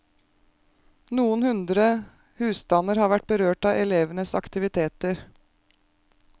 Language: Norwegian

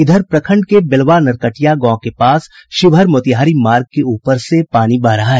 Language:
Hindi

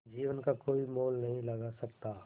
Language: Hindi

